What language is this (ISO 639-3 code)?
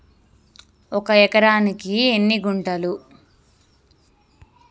tel